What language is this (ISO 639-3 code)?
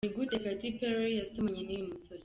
kin